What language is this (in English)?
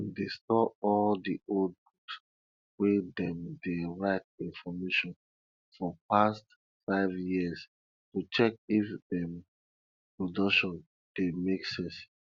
Nigerian Pidgin